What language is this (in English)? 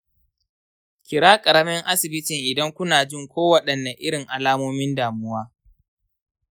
Hausa